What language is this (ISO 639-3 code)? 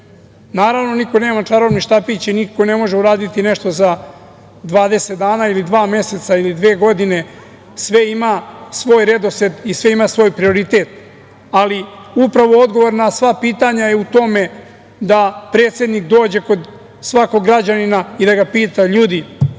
srp